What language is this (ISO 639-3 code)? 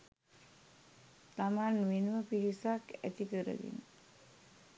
sin